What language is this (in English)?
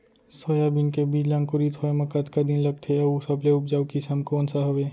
Chhattisgarhi